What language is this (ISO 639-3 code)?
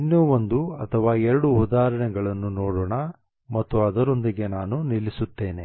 kan